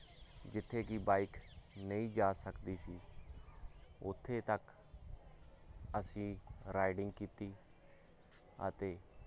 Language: Punjabi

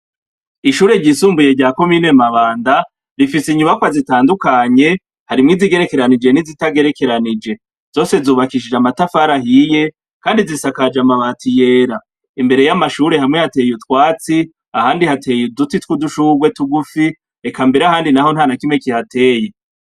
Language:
Rundi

